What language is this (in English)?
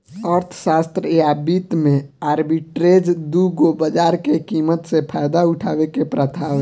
Bhojpuri